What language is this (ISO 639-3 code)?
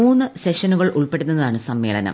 mal